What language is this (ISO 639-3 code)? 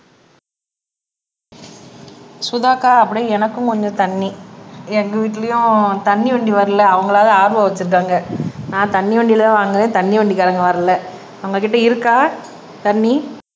tam